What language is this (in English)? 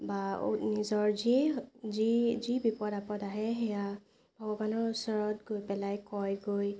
Assamese